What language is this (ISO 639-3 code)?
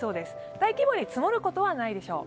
jpn